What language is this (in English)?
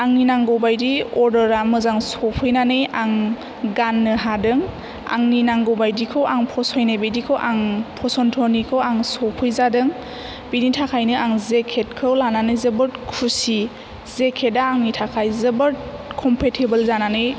Bodo